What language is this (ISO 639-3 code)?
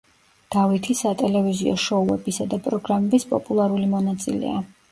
kat